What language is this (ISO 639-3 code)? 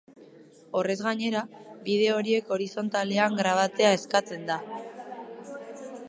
eus